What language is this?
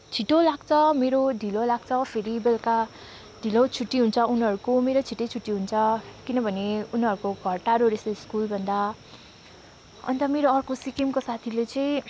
Nepali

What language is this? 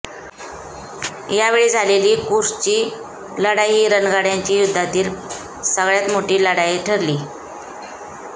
Marathi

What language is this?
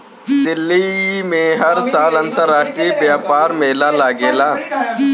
Bhojpuri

